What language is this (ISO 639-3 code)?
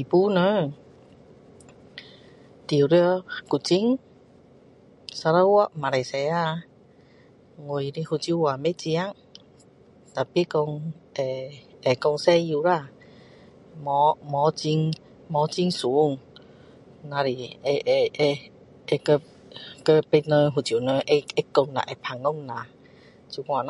cdo